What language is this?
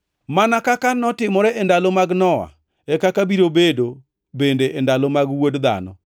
Luo (Kenya and Tanzania)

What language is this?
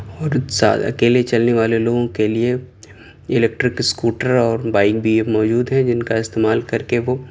Urdu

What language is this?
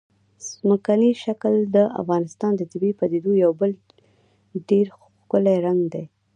Pashto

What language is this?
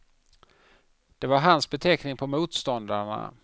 Swedish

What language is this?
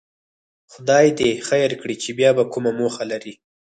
Pashto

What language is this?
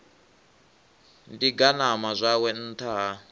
Venda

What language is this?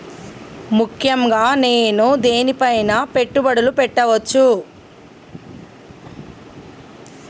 Telugu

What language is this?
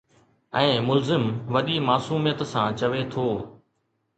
Sindhi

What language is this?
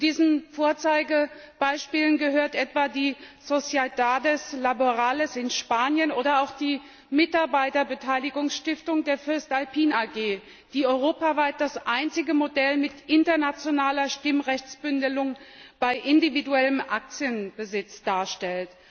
German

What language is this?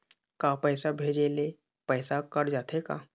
Chhattisgarhi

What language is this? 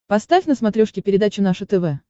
Russian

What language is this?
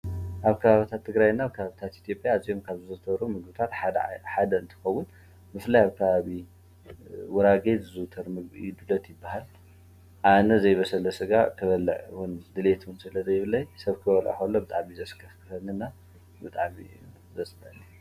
Tigrinya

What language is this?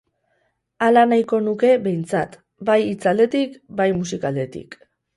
Basque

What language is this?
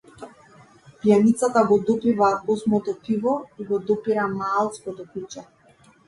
Macedonian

